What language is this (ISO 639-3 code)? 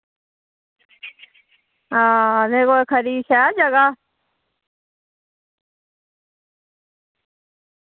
doi